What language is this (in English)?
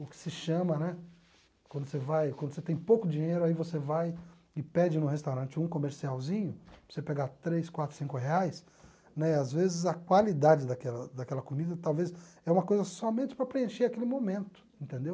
Portuguese